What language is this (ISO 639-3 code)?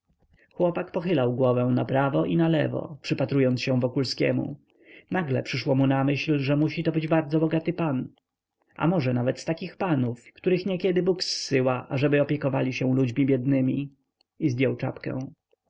pol